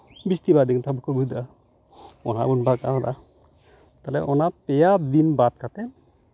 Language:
Santali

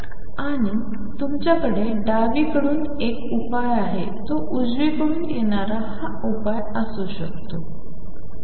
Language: Marathi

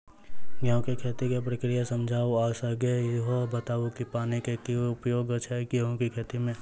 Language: Maithili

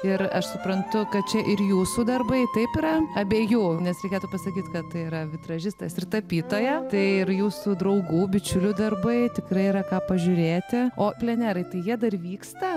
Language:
Lithuanian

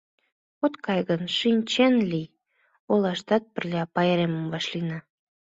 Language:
Mari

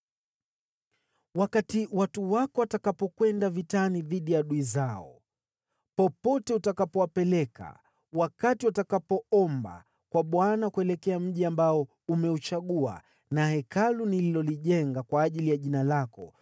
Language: Swahili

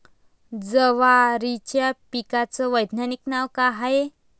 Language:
Marathi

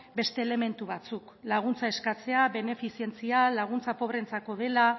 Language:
Basque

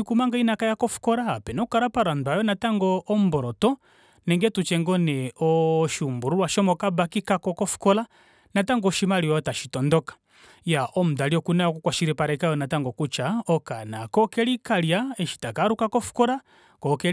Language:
Kuanyama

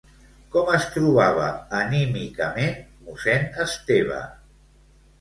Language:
Catalan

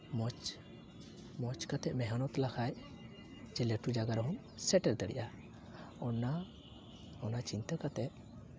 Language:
Santali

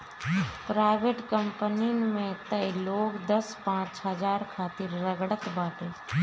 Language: Bhojpuri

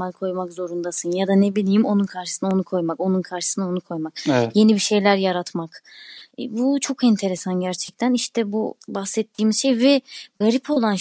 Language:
Turkish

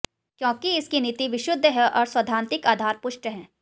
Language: Hindi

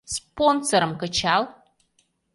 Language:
Mari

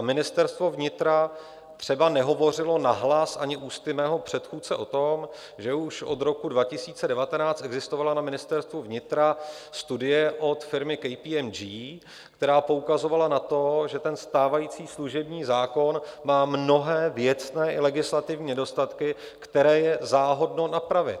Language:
Czech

